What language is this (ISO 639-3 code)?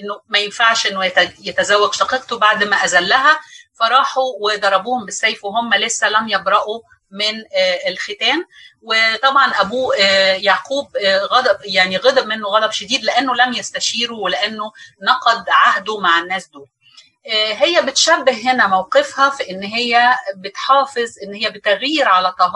ara